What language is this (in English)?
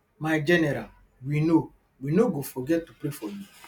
Nigerian Pidgin